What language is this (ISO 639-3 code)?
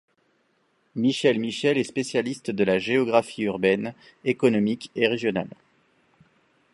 fra